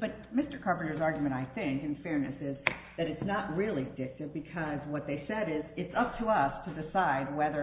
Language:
English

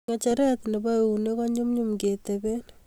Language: Kalenjin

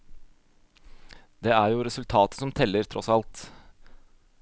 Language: Norwegian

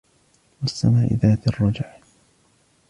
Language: Arabic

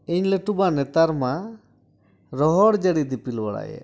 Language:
Santali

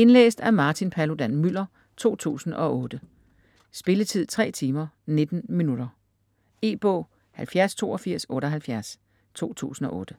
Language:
Danish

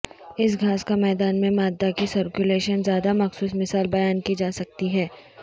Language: Urdu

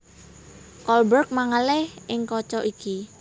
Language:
Javanese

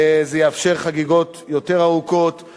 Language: Hebrew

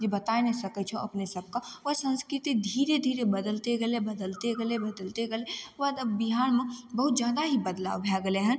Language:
Maithili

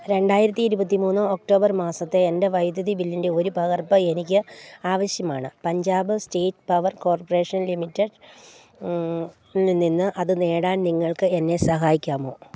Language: Malayalam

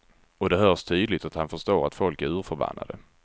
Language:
Swedish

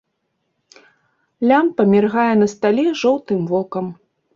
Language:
Belarusian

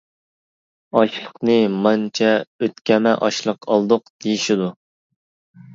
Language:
Uyghur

